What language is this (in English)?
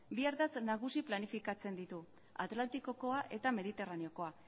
Basque